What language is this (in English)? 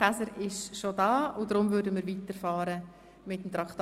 Swiss German